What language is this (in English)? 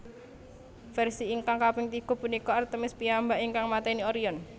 Javanese